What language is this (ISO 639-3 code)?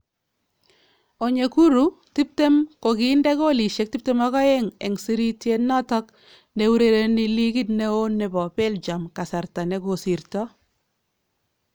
kln